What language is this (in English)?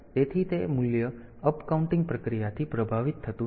Gujarati